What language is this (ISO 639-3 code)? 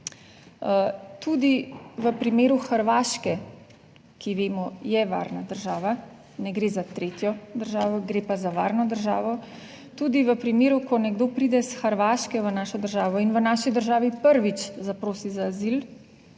slv